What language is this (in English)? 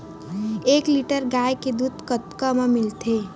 Chhattisgarhi